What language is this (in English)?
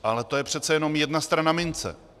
Czech